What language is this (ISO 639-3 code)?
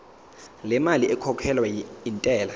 zul